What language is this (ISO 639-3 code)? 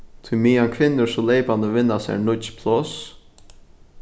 fao